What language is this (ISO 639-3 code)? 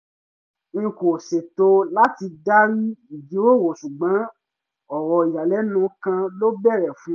yor